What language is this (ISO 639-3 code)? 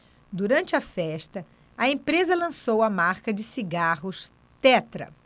por